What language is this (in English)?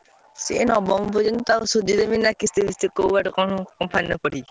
Odia